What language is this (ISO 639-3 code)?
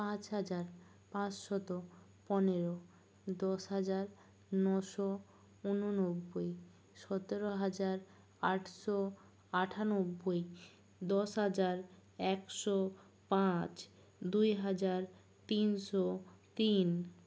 ben